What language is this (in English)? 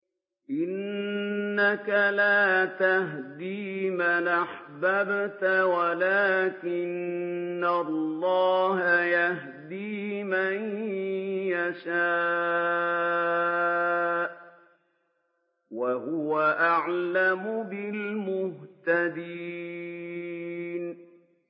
Arabic